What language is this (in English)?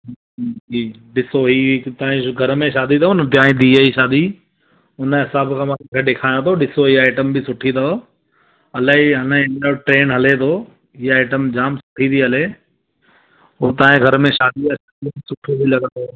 Sindhi